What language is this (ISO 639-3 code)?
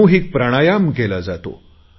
mar